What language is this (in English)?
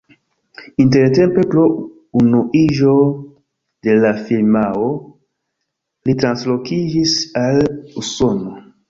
Esperanto